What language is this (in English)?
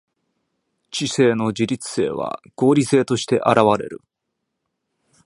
Japanese